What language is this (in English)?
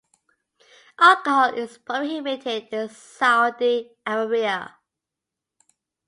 English